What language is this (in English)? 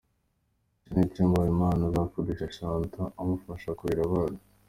Kinyarwanda